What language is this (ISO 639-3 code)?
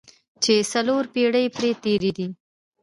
pus